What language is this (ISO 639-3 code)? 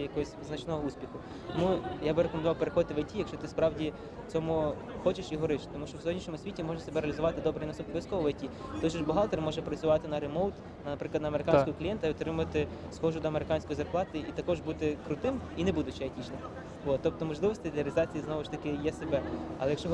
ukr